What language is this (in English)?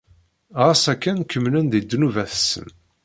Kabyle